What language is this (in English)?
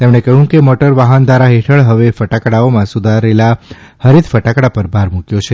Gujarati